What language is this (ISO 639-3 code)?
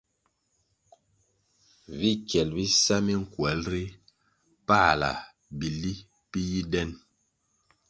nmg